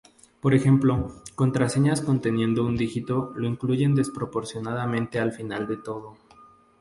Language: Spanish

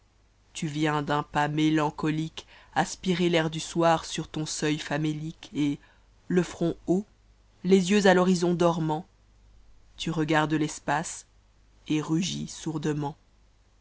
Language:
French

